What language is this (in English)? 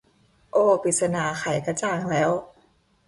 Thai